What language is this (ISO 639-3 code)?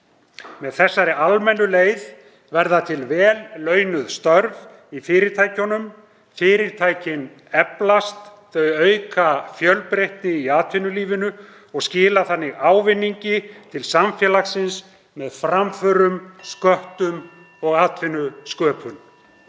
isl